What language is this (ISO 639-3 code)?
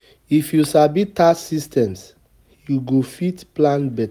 pcm